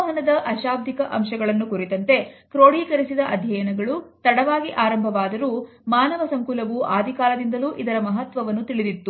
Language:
Kannada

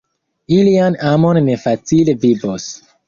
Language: Esperanto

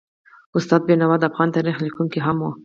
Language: Pashto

